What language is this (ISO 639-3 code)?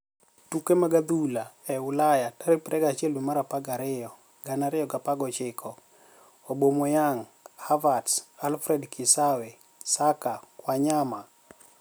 luo